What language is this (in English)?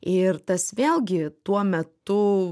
Lithuanian